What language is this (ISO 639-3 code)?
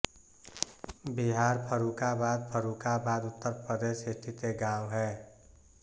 hin